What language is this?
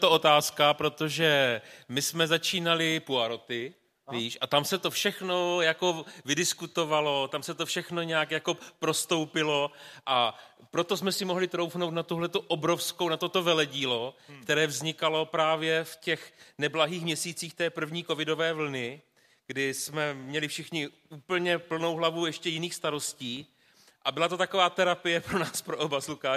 Czech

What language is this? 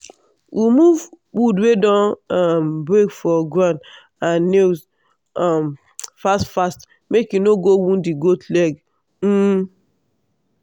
Nigerian Pidgin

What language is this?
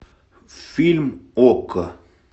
Russian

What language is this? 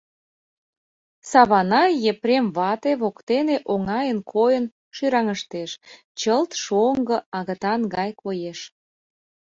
Mari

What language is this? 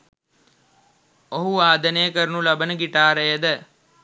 Sinhala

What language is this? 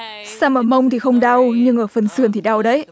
Vietnamese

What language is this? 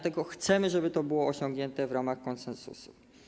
Polish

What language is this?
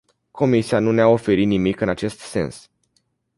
Romanian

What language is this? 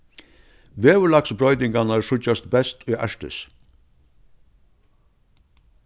Faroese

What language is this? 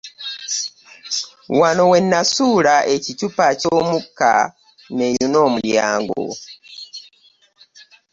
Ganda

